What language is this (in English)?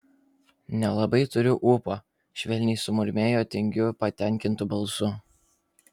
Lithuanian